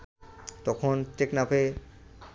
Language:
Bangla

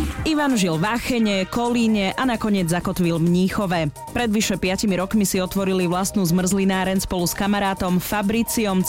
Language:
Slovak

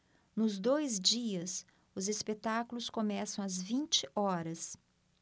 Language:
Portuguese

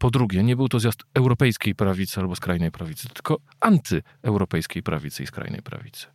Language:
Polish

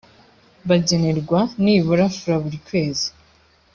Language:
Kinyarwanda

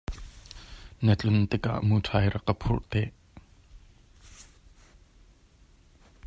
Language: Hakha Chin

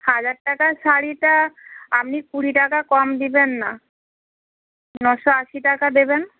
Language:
Bangla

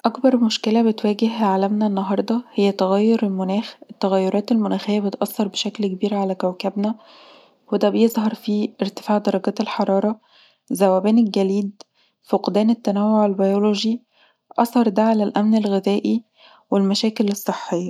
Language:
Egyptian Arabic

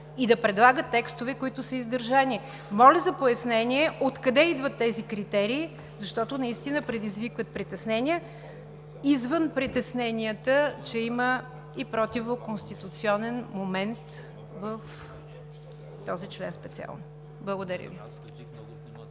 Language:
Bulgarian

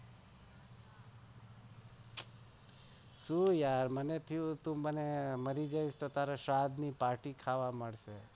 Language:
Gujarati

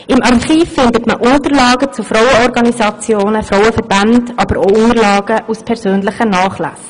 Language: Swiss German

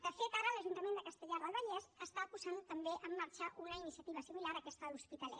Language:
Catalan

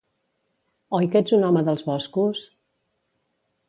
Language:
Catalan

